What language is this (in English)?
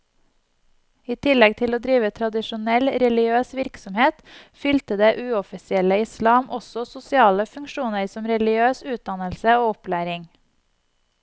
Norwegian